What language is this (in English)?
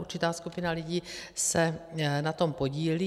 Czech